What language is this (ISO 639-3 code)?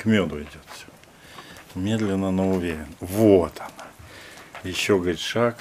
rus